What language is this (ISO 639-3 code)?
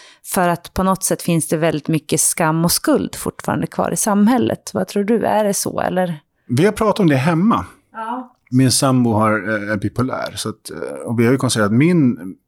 swe